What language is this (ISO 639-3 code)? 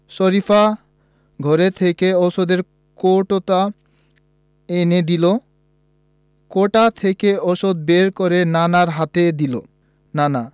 ben